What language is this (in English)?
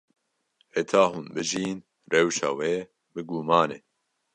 Kurdish